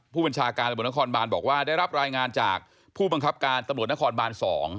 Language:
Thai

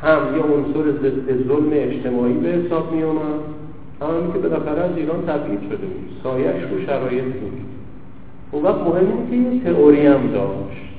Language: Persian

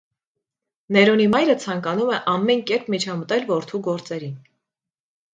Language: Armenian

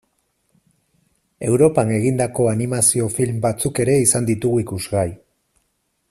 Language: Basque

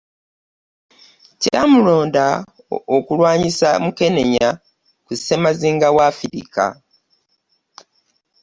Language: Ganda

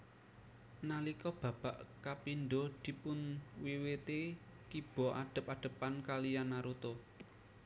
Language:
Javanese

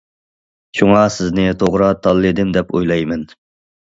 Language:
Uyghur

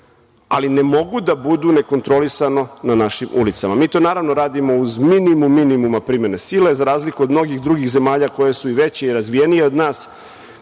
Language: Serbian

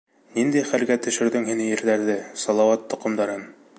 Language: Bashkir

